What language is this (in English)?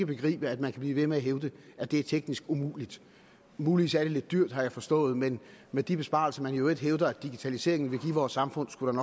Danish